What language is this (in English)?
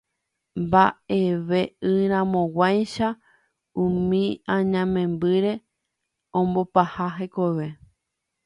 Guarani